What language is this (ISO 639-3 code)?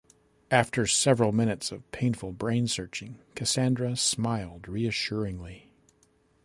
eng